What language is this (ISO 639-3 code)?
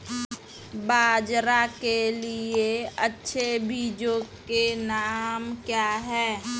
hin